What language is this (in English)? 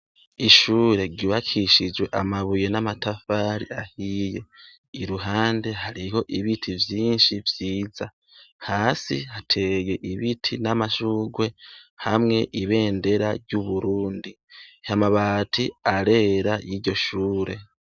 Rundi